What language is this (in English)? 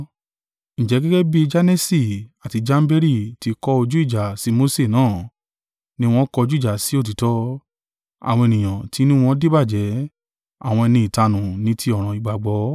Yoruba